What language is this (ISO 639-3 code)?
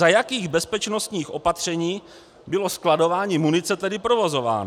ces